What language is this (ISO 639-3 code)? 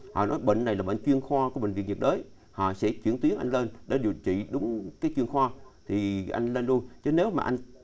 vie